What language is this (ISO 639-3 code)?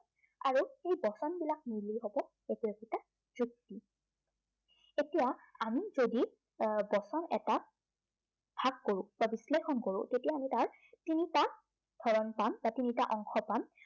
asm